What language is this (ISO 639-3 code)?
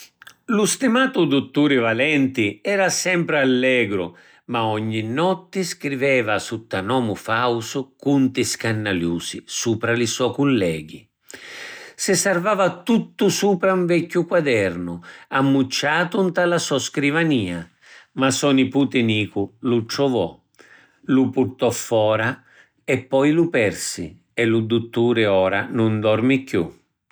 scn